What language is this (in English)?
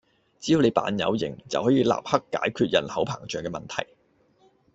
Cantonese